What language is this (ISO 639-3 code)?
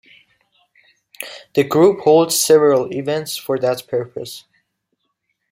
eng